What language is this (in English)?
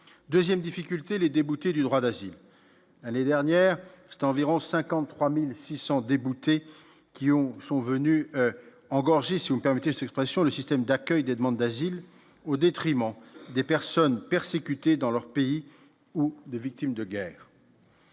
French